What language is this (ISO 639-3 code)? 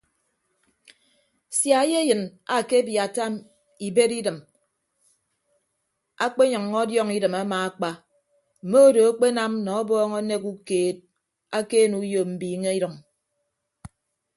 ibb